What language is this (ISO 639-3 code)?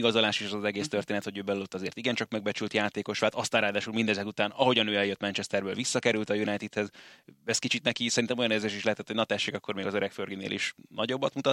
hun